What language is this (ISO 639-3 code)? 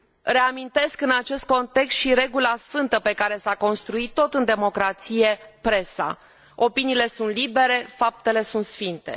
ron